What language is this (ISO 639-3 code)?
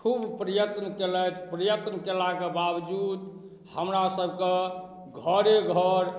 mai